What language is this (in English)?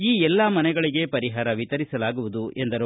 Kannada